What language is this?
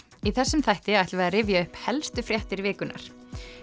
Icelandic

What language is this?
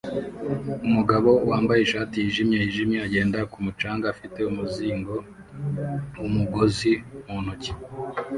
Kinyarwanda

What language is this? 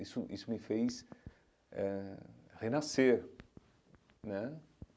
Portuguese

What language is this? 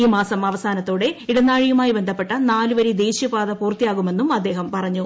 Malayalam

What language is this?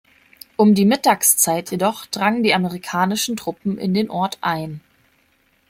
German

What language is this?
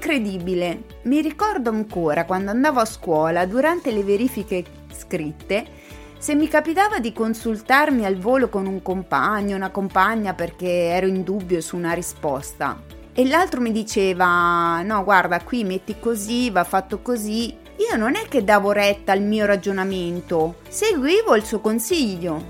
Italian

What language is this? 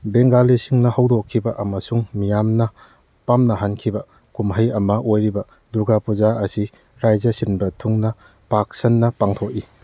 Manipuri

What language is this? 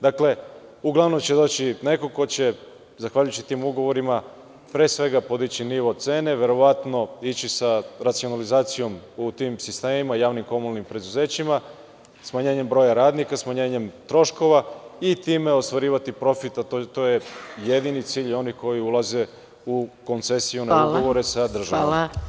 Serbian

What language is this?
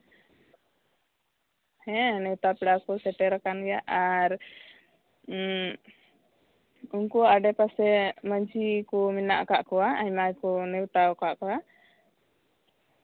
Santali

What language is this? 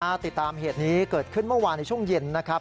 Thai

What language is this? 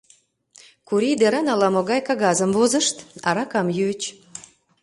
Mari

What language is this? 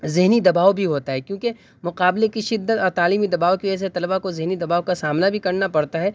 Urdu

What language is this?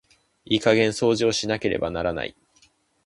Japanese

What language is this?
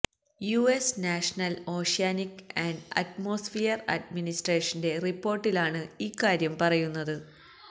Malayalam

